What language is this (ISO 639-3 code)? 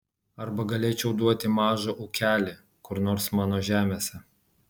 lit